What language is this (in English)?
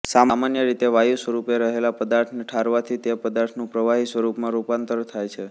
Gujarati